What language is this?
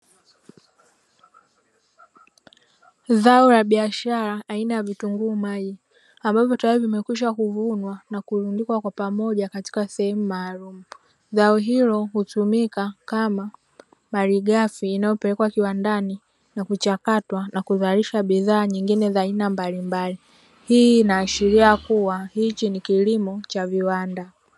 Swahili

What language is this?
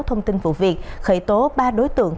Vietnamese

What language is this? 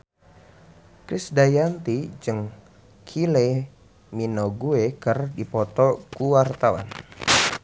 Sundanese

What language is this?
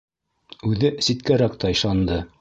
Bashkir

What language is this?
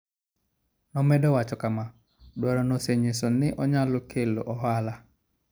Luo (Kenya and Tanzania)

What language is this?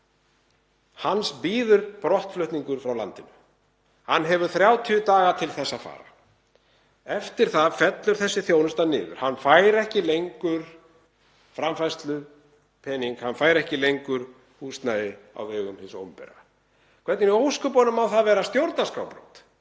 Icelandic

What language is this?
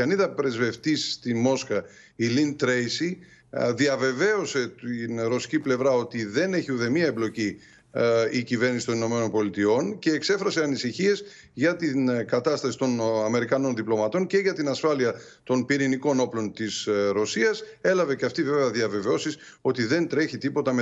Greek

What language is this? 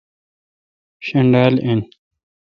Kalkoti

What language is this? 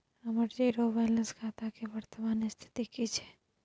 Maithili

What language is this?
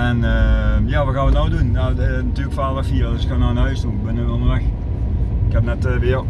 Dutch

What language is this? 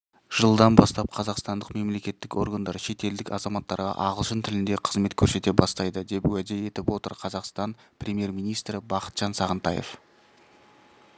Kazakh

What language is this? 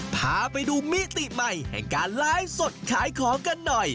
Thai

